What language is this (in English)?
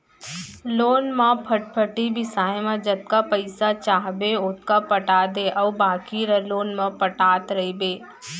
Chhattisgarhi